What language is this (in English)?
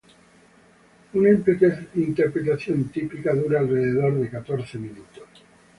Spanish